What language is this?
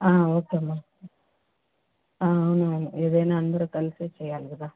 Telugu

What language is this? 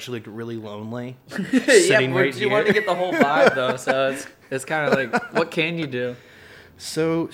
English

